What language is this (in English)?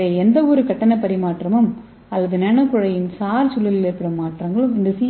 Tamil